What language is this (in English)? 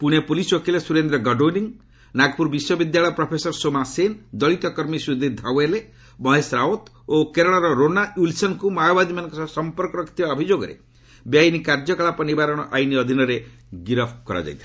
Odia